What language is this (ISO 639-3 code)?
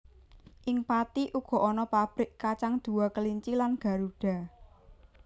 jav